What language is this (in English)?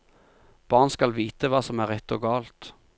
Norwegian